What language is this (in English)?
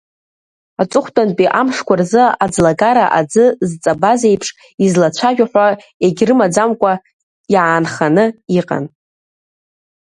Abkhazian